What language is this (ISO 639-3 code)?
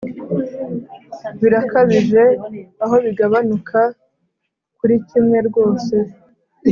kin